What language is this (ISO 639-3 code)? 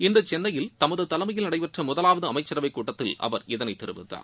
tam